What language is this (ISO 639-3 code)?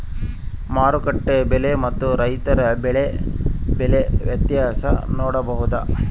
kan